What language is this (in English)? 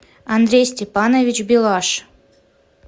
Russian